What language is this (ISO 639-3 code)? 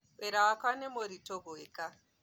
kik